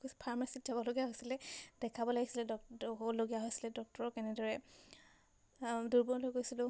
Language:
Assamese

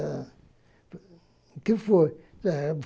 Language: Portuguese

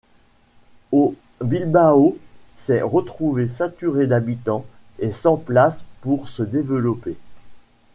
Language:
French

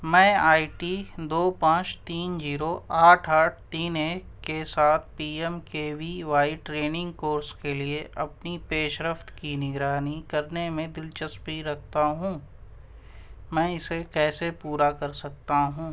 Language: Urdu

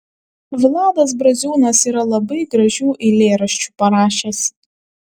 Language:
Lithuanian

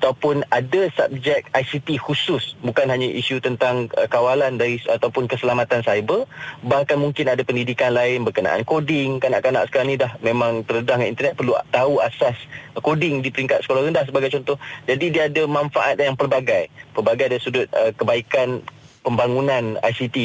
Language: Malay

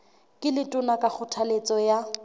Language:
Southern Sotho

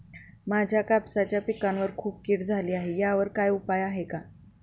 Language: Marathi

